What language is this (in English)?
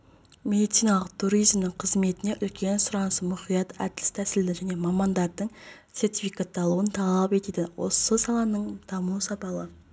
Kazakh